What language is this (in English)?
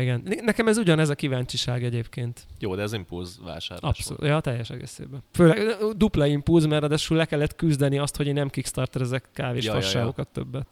Hungarian